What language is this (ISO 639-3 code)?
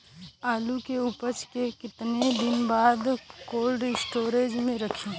bho